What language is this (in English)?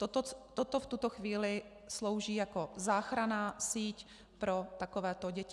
Czech